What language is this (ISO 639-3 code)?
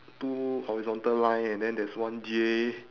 eng